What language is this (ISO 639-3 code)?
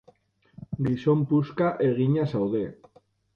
eus